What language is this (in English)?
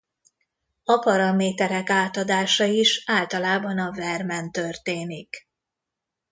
Hungarian